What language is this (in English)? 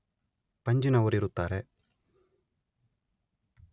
Kannada